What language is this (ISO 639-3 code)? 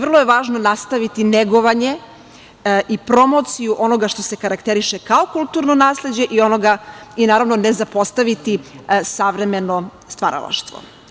srp